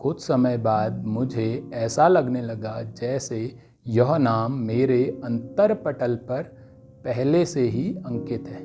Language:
Hindi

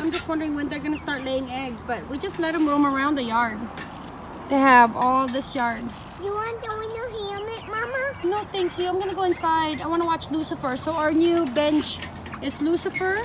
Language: English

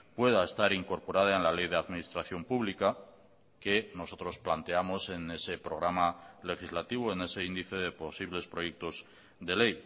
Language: Spanish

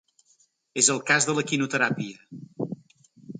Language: Catalan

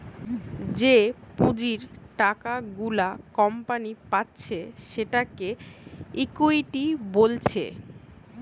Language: Bangla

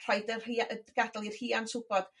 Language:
Welsh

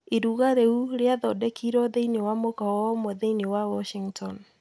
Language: Kikuyu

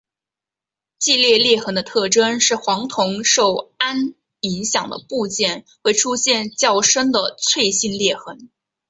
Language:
Chinese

